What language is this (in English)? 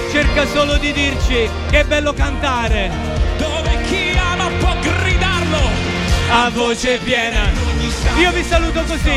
Italian